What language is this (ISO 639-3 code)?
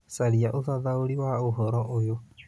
kik